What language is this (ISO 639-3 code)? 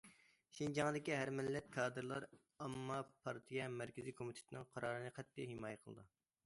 uig